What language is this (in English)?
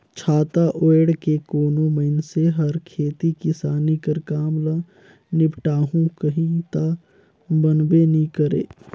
Chhattisgarhi